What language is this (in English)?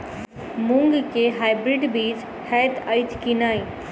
Maithili